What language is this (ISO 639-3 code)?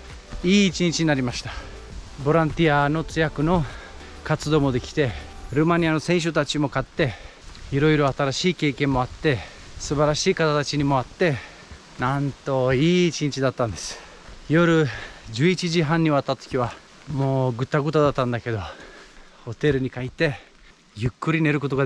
jpn